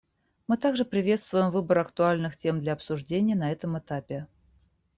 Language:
Russian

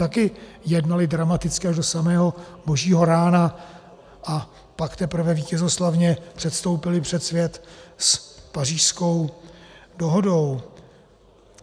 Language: Czech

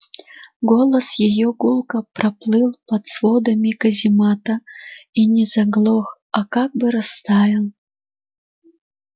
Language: Russian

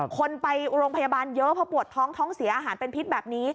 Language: Thai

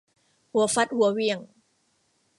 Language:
Thai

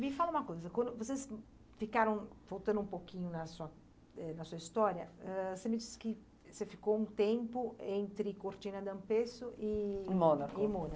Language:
Portuguese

